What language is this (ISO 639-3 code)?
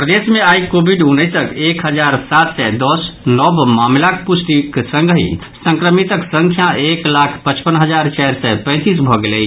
mai